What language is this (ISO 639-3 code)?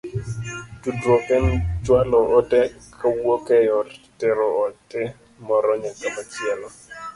luo